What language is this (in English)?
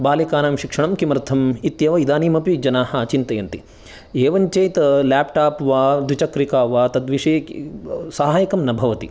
Sanskrit